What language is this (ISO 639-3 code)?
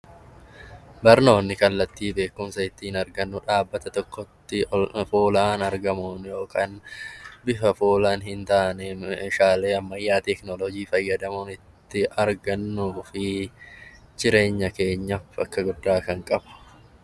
orm